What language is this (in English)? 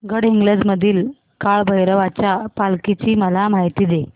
Marathi